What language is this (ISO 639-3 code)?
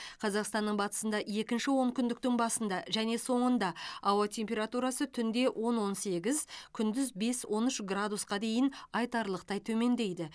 kaz